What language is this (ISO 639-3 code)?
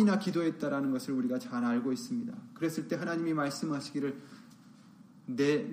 kor